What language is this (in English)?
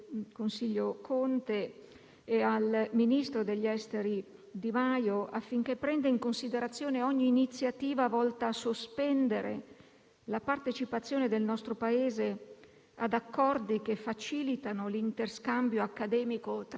Italian